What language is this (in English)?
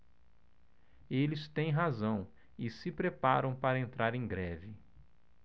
Portuguese